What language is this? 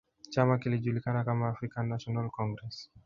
Swahili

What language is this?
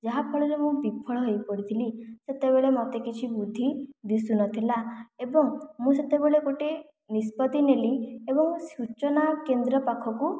Odia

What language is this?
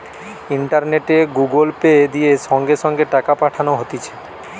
Bangla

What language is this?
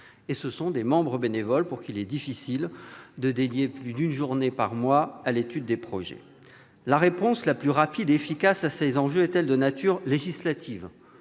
French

